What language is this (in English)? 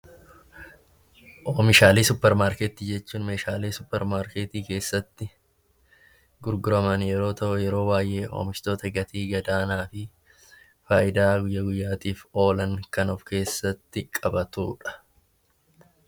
Oromo